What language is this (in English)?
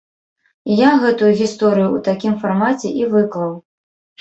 Belarusian